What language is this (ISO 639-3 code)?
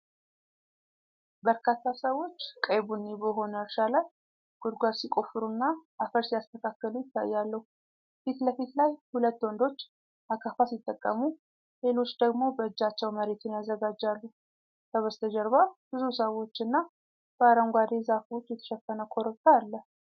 amh